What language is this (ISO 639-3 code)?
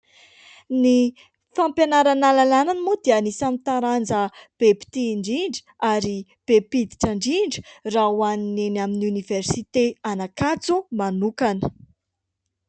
mlg